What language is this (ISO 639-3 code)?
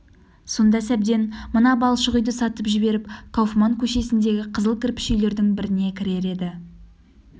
kaz